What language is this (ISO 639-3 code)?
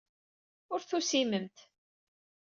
kab